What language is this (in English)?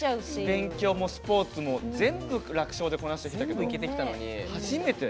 Japanese